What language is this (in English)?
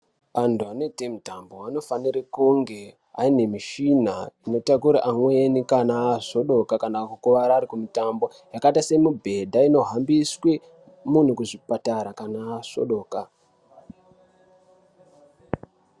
Ndau